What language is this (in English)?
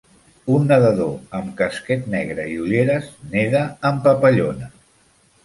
Catalan